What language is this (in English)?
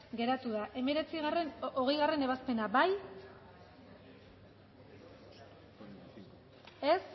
Basque